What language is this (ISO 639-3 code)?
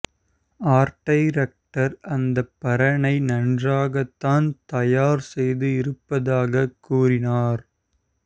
tam